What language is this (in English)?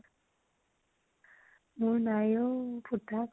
Assamese